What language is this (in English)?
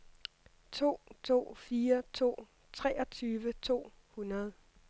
Danish